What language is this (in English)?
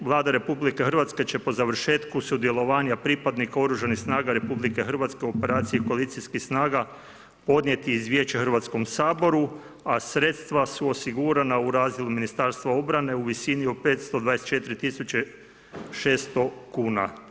Croatian